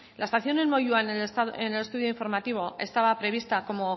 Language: Spanish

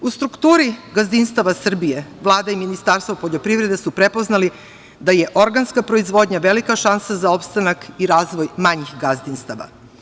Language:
Serbian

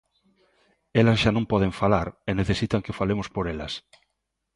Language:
Galician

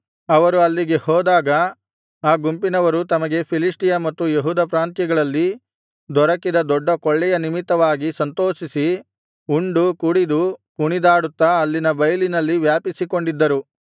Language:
Kannada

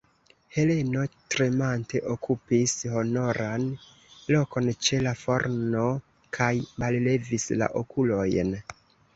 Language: Esperanto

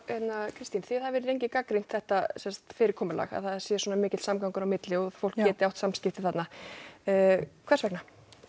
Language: Icelandic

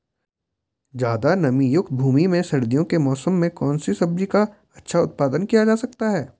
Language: Hindi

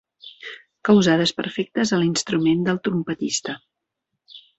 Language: Catalan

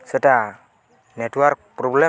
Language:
Odia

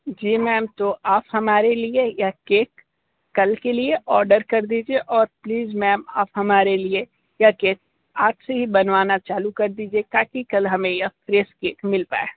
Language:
Hindi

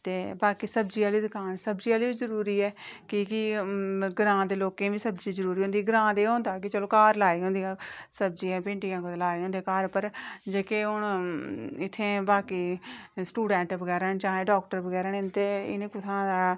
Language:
Dogri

